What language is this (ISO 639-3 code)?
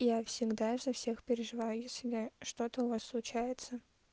rus